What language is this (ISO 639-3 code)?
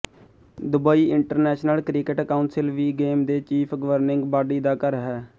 pan